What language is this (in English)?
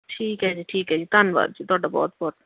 Punjabi